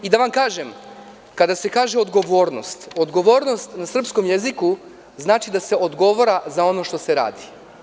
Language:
Serbian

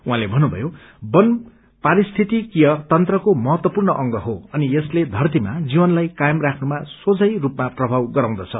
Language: Nepali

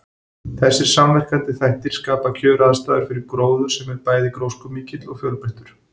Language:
Icelandic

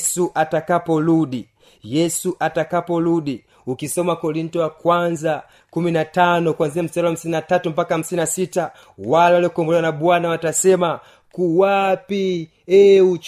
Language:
Swahili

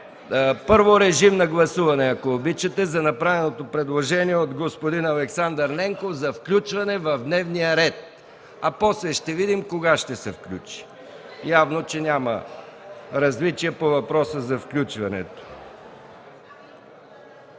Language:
Bulgarian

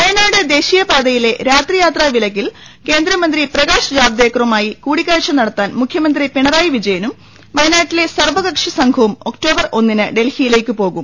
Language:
Malayalam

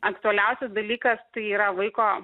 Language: Lithuanian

